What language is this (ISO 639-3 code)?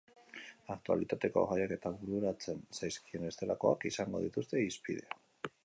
eus